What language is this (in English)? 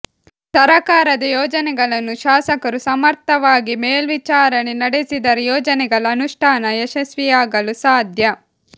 Kannada